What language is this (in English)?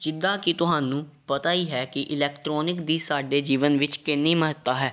Punjabi